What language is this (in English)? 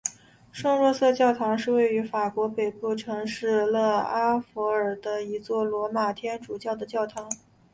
Chinese